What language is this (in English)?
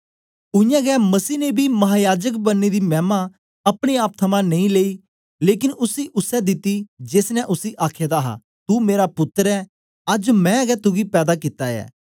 Dogri